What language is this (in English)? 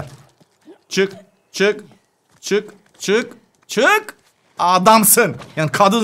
Turkish